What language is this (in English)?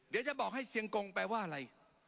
Thai